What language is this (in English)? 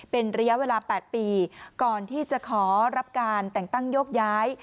Thai